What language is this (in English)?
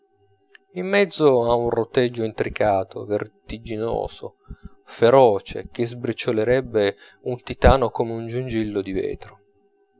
Italian